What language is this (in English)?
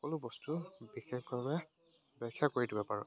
Assamese